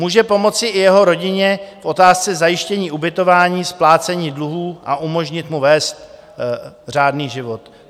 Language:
Czech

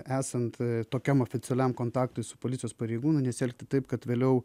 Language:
Lithuanian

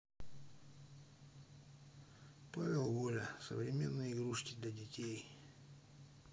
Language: Russian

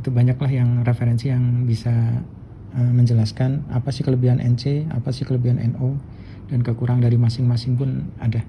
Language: Indonesian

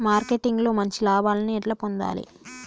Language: Telugu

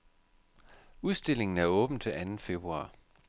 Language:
Danish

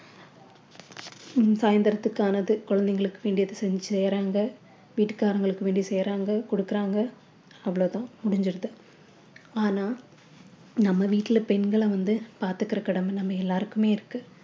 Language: Tamil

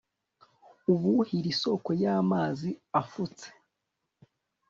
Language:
Kinyarwanda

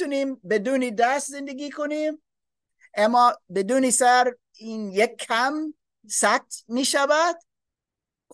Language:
Persian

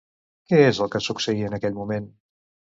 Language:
Catalan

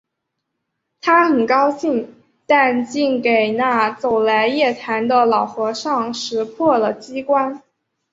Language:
Chinese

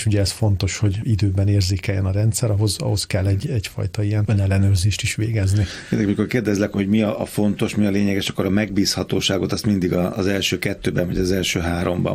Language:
Hungarian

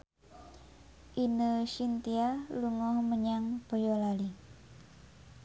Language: Javanese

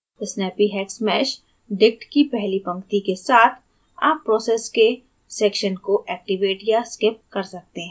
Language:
Hindi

